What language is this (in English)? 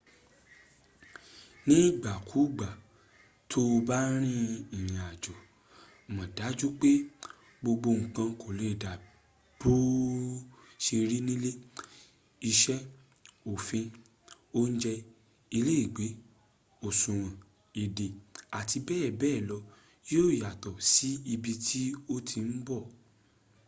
Yoruba